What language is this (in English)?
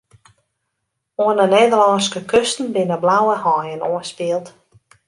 Western Frisian